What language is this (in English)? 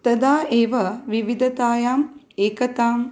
Sanskrit